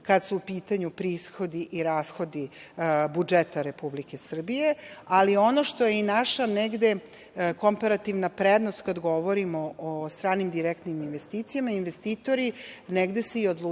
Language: Serbian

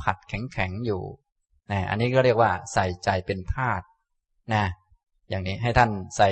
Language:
Thai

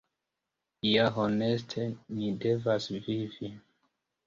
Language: Esperanto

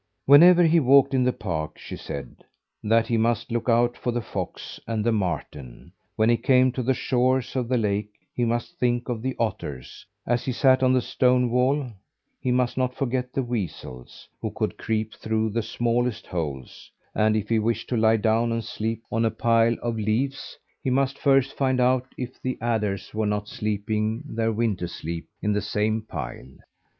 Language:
English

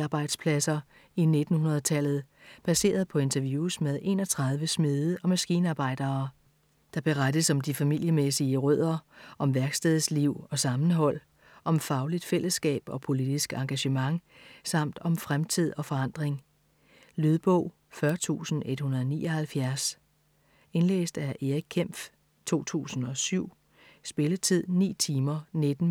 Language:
Danish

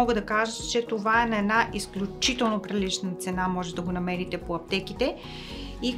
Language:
Bulgarian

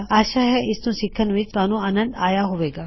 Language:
Punjabi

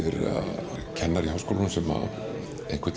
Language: Icelandic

